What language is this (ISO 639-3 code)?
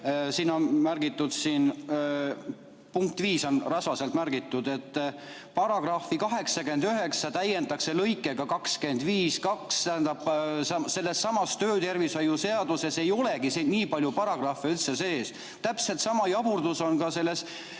est